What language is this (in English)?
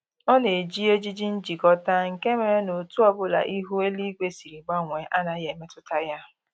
Igbo